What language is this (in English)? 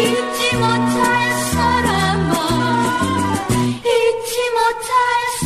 Korean